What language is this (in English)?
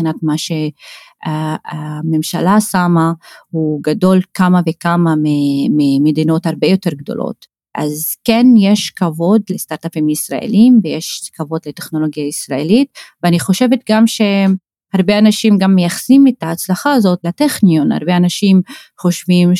Hebrew